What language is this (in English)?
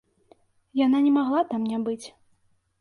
Belarusian